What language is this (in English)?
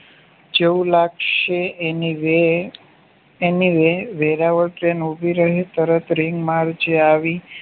Gujarati